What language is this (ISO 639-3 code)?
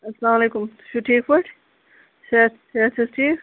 kas